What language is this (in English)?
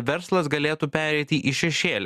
Lithuanian